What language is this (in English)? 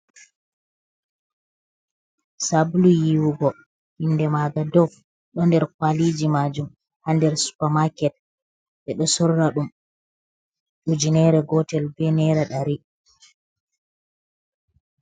Fula